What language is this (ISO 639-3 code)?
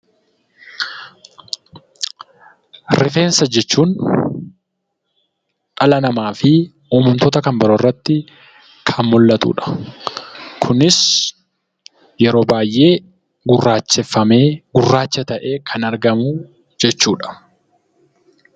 orm